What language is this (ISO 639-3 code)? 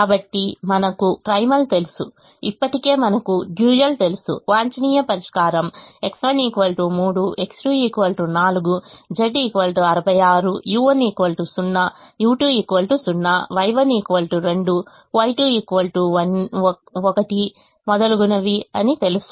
tel